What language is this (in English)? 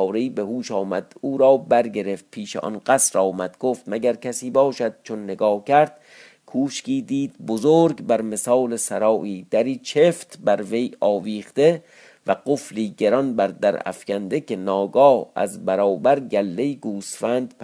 Persian